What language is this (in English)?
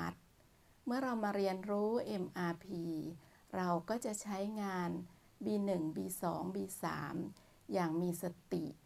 Thai